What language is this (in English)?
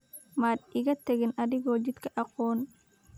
Somali